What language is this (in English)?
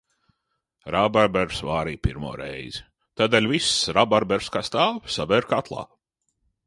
Latvian